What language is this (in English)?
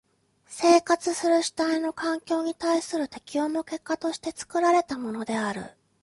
Japanese